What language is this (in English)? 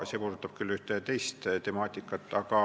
Estonian